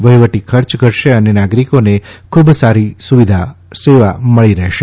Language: Gujarati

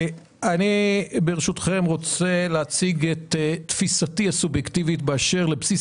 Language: Hebrew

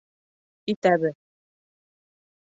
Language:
Bashkir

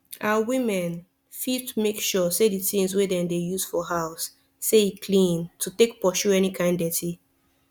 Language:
Nigerian Pidgin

